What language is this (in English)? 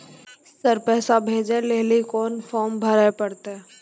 Maithili